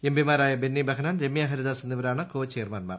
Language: Malayalam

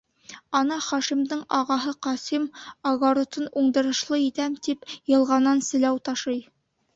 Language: Bashkir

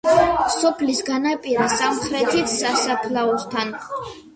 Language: Georgian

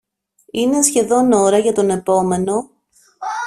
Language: Greek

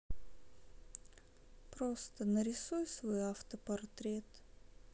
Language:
Russian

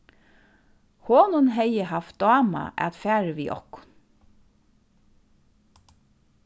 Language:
Faroese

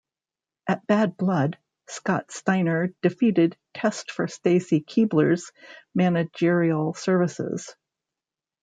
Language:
English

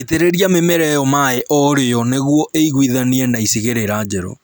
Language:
Kikuyu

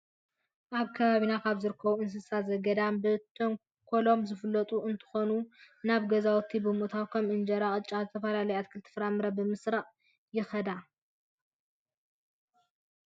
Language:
Tigrinya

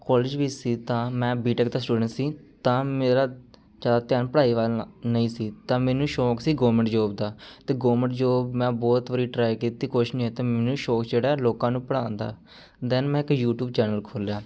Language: Punjabi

